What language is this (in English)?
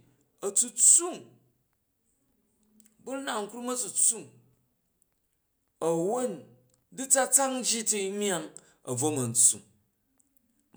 Jju